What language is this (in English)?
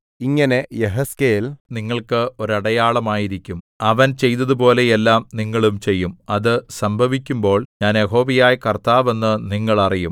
Malayalam